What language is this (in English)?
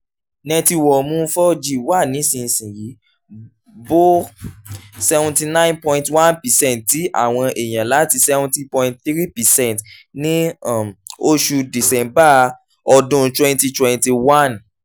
Yoruba